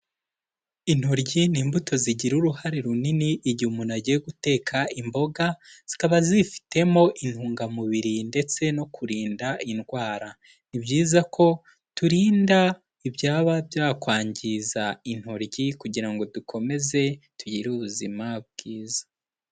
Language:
Kinyarwanda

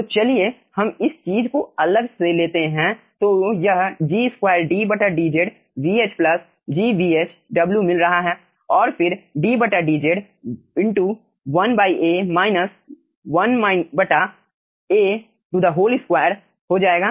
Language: Hindi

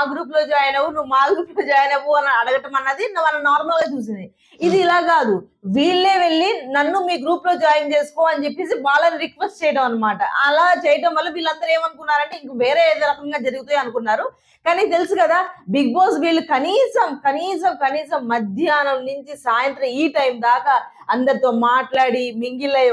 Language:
Telugu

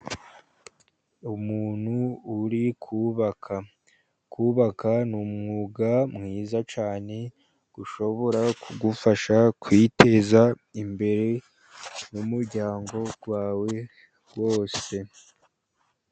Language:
Kinyarwanda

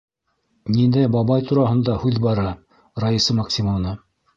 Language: Bashkir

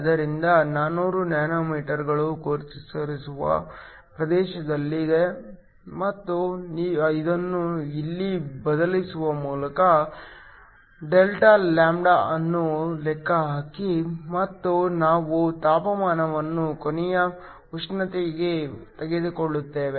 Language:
Kannada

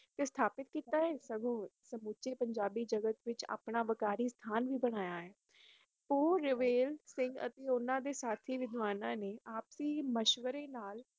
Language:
Punjabi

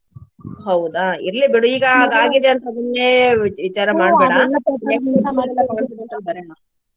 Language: Kannada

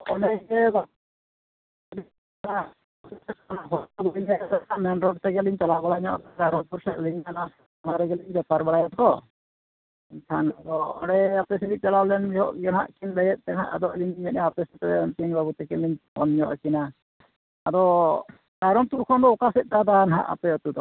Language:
Santali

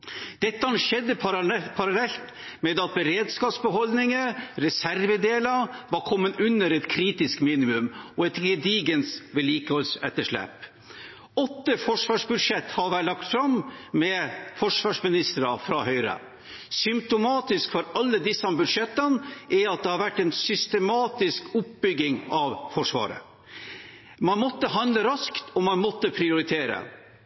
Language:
Norwegian Bokmål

